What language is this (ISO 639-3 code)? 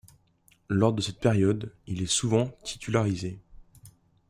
fra